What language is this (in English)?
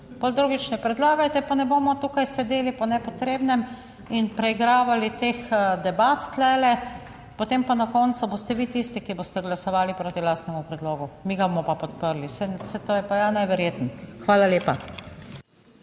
Slovenian